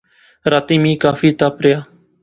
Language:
Pahari-Potwari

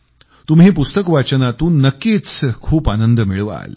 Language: Marathi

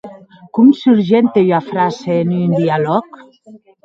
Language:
Occitan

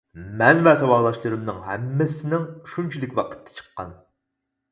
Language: Uyghur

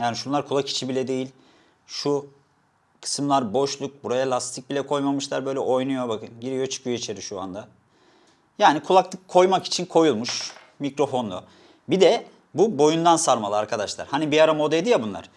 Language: Turkish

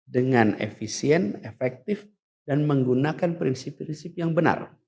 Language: Indonesian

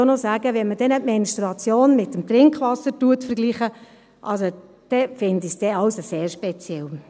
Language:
Swiss German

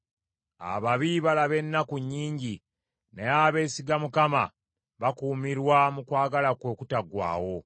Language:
Ganda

